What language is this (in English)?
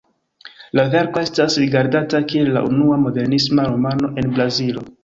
Esperanto